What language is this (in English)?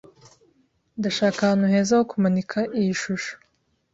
Kinyarwanda